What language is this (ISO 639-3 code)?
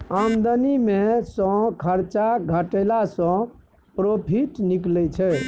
mai